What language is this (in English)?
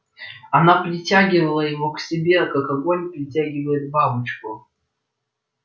Russian